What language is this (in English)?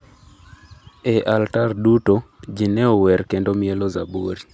Luo (Kenya and Tanzania)